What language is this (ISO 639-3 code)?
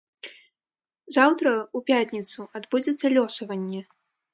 bel